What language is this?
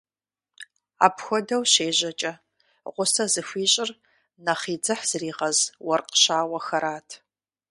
Kabardian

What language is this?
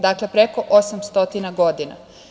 Serbian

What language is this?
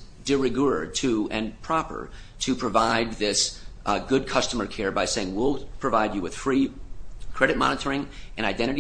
English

